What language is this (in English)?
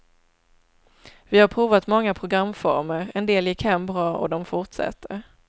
Swedish